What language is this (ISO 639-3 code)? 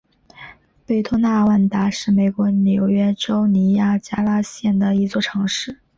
zho